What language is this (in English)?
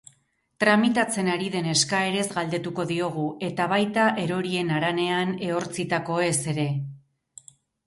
Basque